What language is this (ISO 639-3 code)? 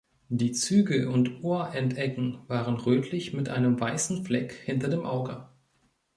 deu